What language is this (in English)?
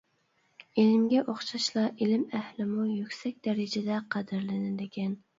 Uyghur